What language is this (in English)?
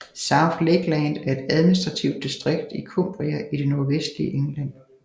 Danish